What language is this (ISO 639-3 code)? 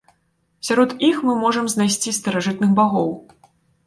bel